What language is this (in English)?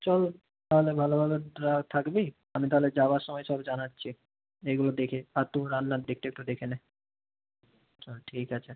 Bangla